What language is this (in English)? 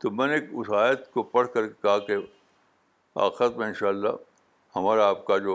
Urdu